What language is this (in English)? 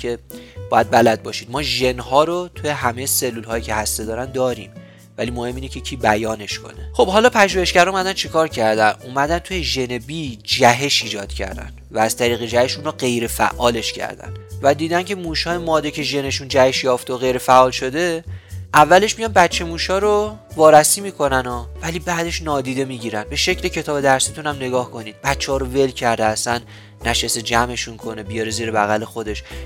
Persian